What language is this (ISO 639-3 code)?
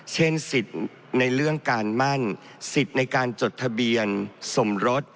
tha